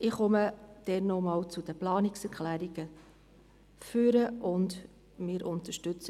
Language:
Swiss German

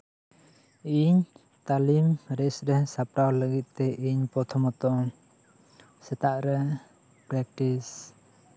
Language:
Santali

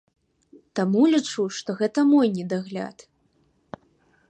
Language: Belarusian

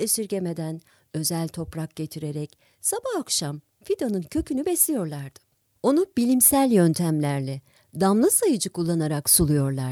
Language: Turkish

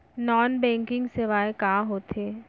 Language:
Chhattisgarhi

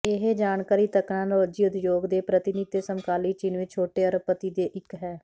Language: Punjabi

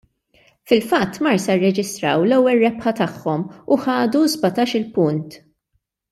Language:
Maltese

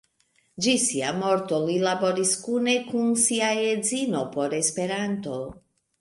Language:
Esperanto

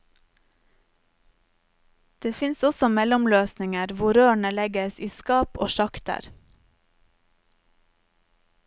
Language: Norwegian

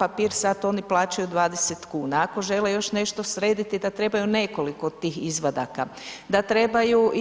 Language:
Croatian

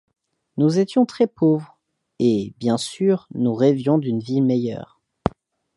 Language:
French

